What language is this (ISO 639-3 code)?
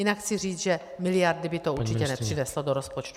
ces